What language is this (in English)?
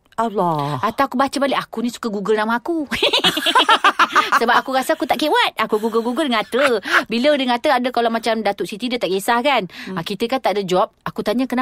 Malay